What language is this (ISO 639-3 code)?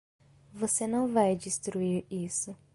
por